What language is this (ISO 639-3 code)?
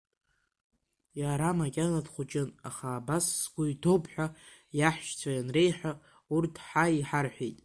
abk